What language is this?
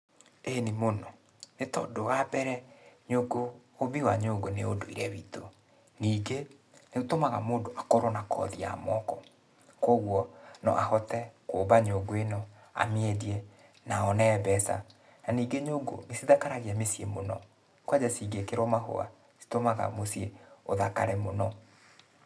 Kikuyu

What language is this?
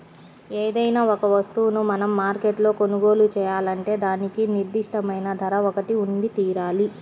Telugu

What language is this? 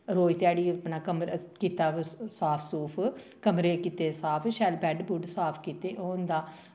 Dogri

